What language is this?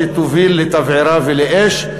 Hebrew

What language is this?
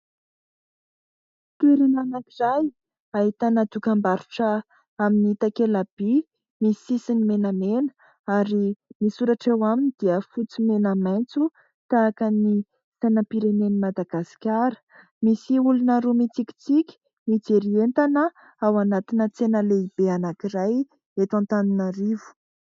Malagasy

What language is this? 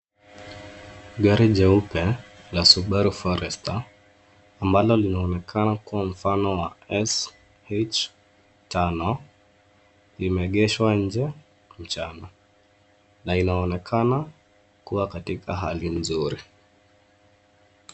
Swahili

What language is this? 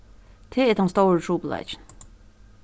Faroese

